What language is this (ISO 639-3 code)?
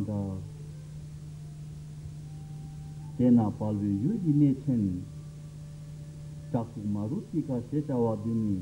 tur